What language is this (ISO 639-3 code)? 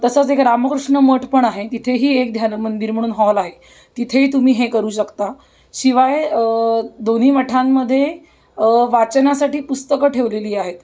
mar